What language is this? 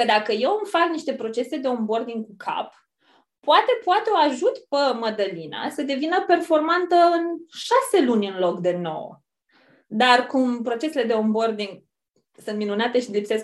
Romanian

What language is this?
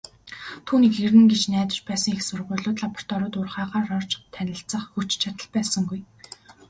Mongolian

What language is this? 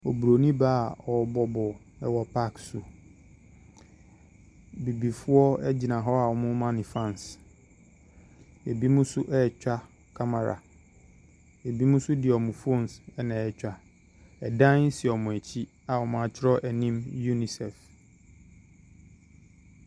Akan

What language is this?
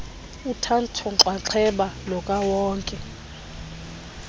Xhosa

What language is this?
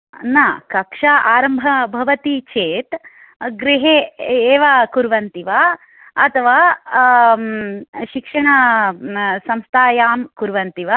Sanskrit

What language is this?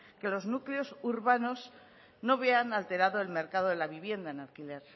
Spanish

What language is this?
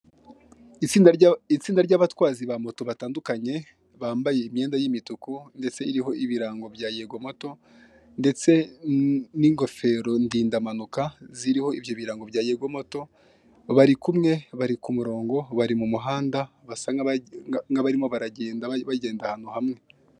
Kinyarwanda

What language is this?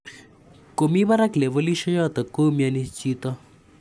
Kalenjin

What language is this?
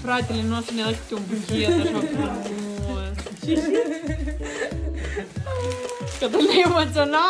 Romanian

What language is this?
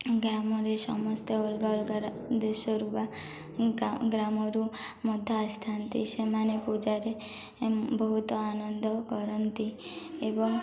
Odia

